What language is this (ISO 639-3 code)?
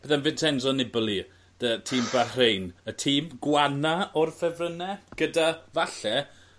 cym